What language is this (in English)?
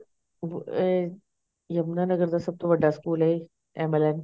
Punjabi